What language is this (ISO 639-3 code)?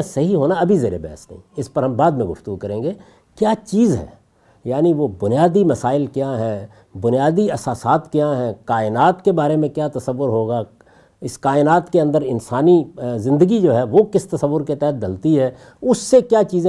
urd